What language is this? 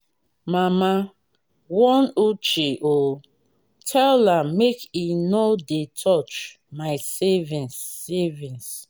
Nigerian Pidgin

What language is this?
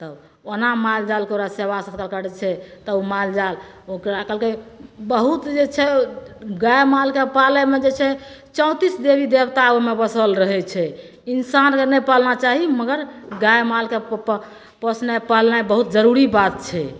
Maithili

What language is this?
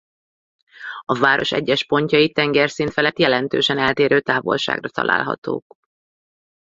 Hungarian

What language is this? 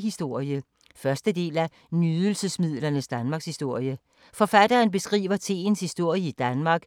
Danish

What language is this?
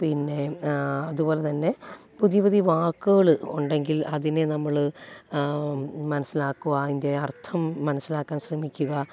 Malayalam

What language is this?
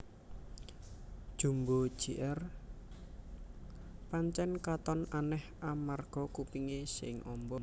Javanese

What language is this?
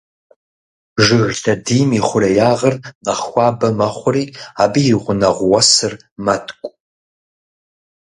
Kabardian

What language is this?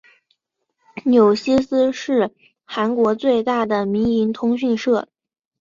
Chinese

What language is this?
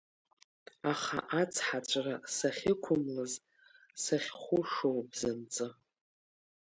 Abkhazian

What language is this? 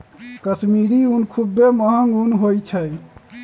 Magahi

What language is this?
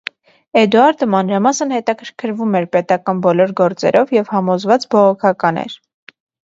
Armenian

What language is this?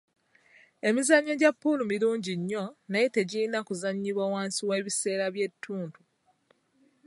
Ganda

